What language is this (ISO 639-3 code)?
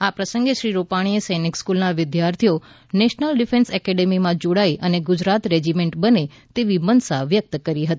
guj